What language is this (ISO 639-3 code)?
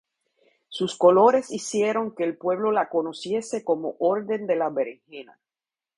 spa